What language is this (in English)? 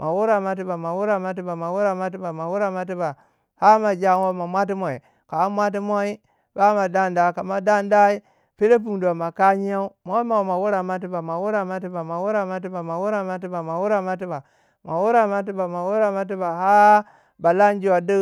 Waja